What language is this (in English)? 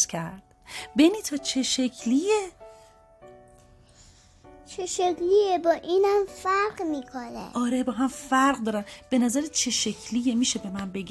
Persian